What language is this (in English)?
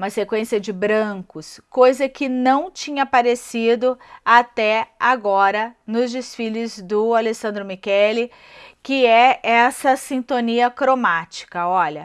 Portuguese